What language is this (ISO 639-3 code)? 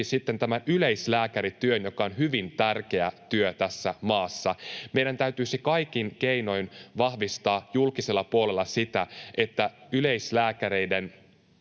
fin